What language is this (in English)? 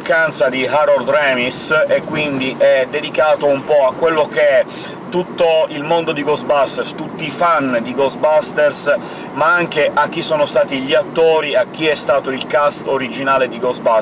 Italian